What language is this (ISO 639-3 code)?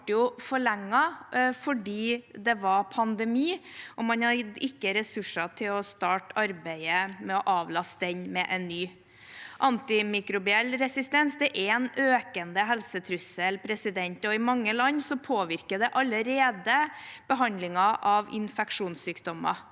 nor